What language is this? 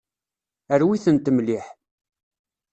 Kabyle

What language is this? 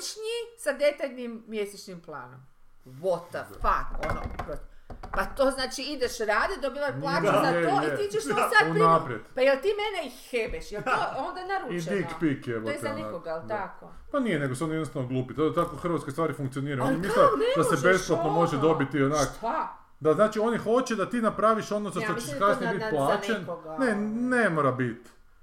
Croatian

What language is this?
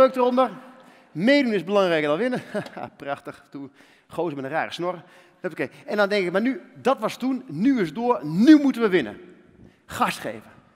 Dutch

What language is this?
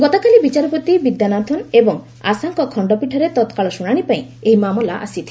Odia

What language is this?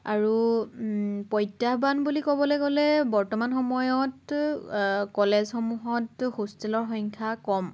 Assamese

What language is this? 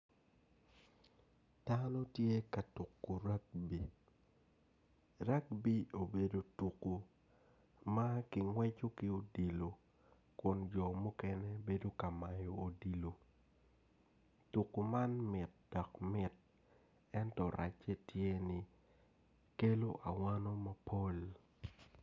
Acoli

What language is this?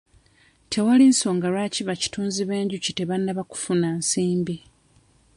Ganda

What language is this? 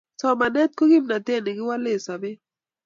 Kalenjin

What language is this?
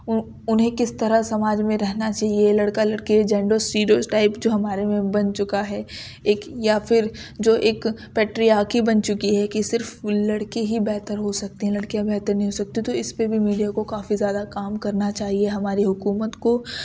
Urdu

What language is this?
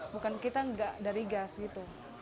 Indonesian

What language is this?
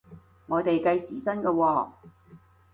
Cantonese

